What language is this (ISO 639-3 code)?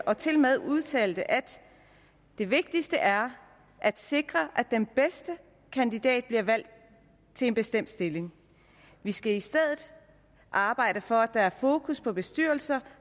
dan